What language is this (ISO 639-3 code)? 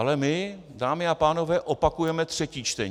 ces